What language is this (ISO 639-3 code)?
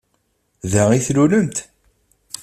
kab